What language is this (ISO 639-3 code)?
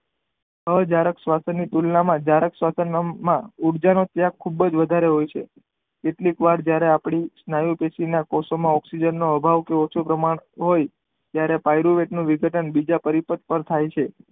guj